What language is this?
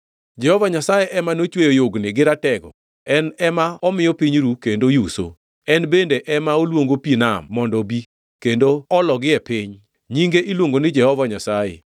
Luo (Kenya and Tanzania)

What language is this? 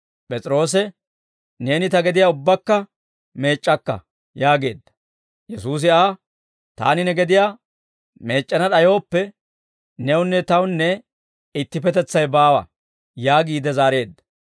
Dawro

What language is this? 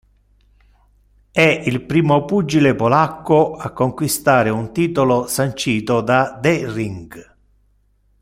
Italian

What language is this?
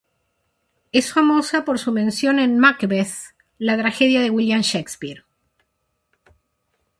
Spanish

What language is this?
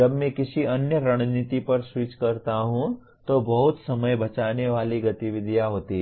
Hindi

